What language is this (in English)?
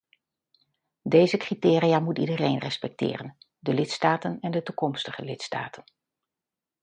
Dutch